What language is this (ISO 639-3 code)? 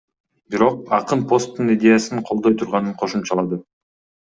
kir